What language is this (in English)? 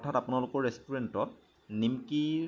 Assamese